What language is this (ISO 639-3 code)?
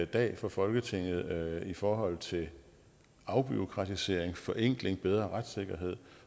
dan